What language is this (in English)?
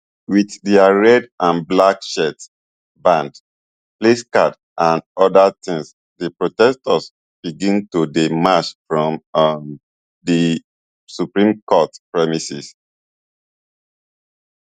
Nigerian Pidgin